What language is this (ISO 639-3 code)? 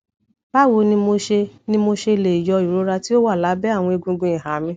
yor